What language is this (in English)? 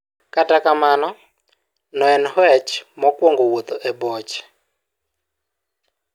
Luo (Kenya and Tanzania)